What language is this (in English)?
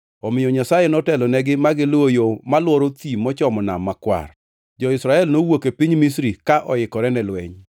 Luo (Kenya and Tanzania)